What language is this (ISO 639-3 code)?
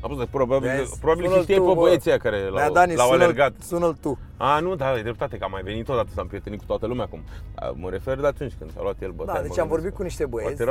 ron